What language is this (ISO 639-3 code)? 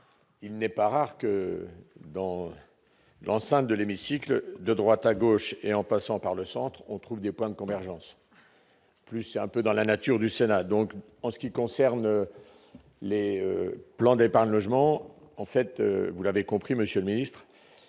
fra